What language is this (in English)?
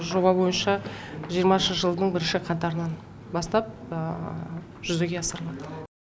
Kazakh